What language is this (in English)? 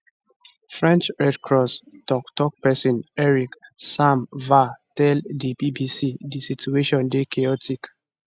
Nigerian Pidgin